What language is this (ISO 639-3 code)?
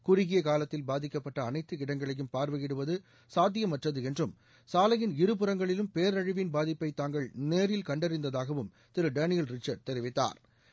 tam